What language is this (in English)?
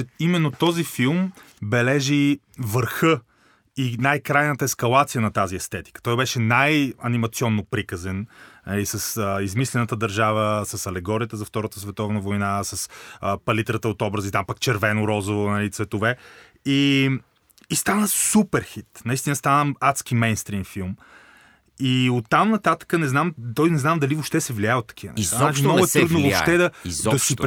Bulgarian